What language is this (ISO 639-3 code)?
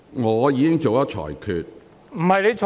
yue